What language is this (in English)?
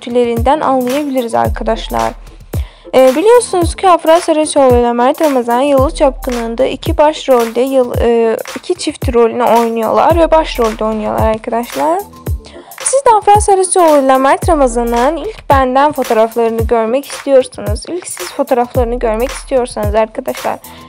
Turkish